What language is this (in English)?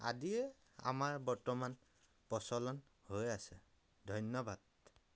Assamese